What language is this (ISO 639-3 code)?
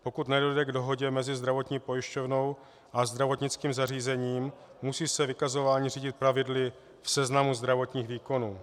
ces